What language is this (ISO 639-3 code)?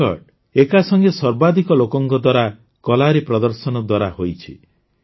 ori